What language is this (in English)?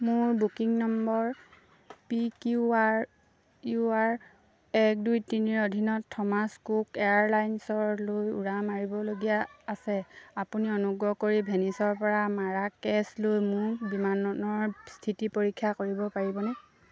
Assamese